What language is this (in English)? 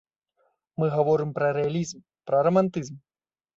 Belarusian